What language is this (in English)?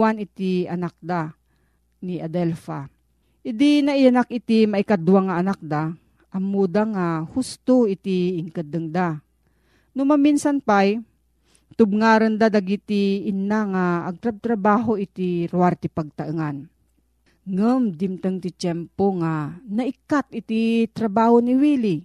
Filipino